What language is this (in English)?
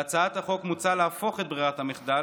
Hebrew